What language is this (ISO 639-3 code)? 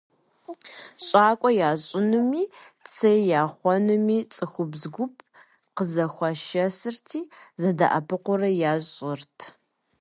kbd